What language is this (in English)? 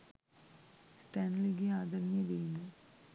Sinhala